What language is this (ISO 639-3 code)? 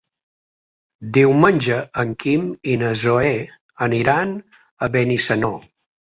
cat